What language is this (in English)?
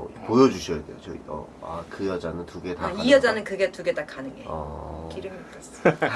Korean